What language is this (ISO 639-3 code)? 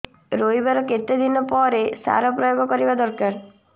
ori